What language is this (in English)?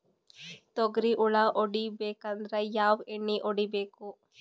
Kannada